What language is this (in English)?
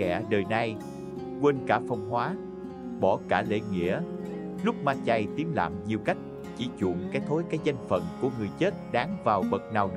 Vietnamese